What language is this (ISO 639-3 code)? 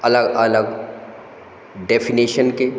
hin